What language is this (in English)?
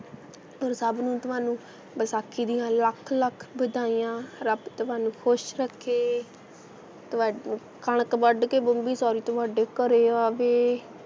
Punjabi